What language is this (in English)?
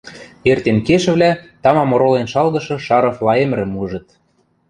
Western Mari